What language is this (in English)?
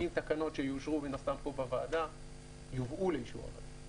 Hebrew